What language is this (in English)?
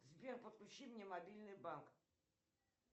Russian